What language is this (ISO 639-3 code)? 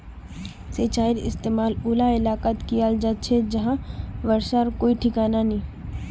mag